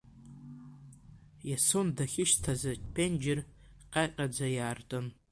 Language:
Abkhazian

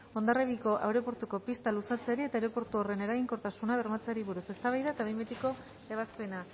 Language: Basque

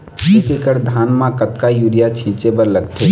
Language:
Chhattisgarhi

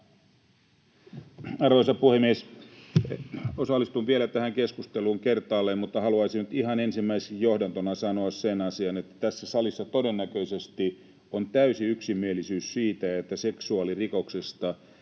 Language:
Finnish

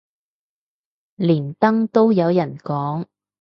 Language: Cantonese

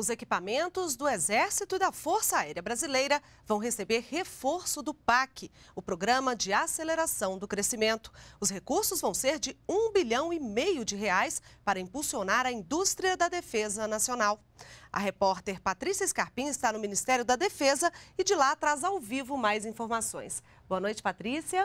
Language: Portuguese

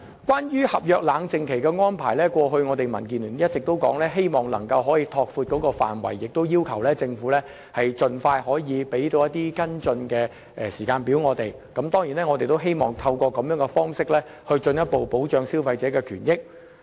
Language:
Cantonese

